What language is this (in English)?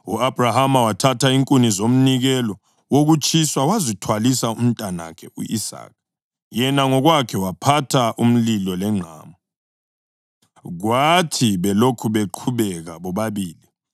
North Ndebele